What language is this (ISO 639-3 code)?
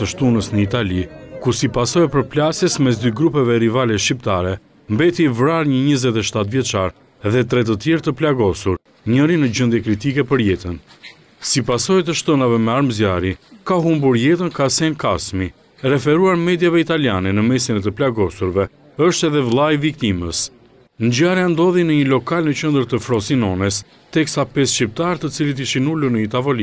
ron